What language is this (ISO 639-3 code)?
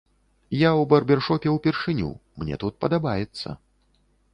bel